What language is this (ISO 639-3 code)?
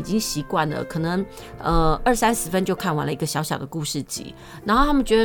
zho